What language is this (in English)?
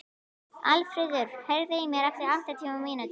Icelandic